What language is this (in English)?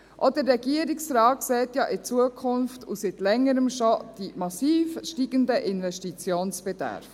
Swiss German